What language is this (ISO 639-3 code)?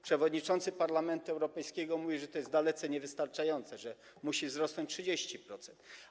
pol